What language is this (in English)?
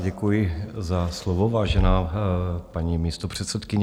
Czech